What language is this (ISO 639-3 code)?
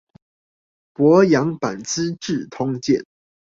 zho